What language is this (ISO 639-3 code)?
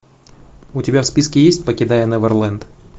rus